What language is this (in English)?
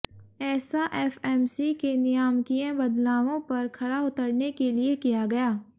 Hindi